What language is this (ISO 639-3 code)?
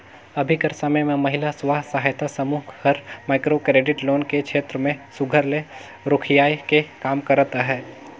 hne